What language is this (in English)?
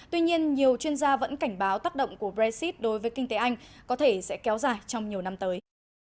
Vietnamese